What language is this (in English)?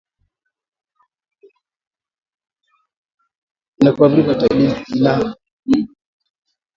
Swahili